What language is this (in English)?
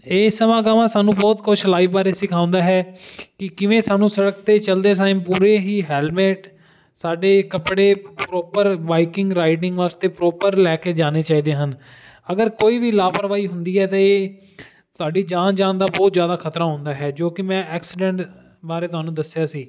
Punjabi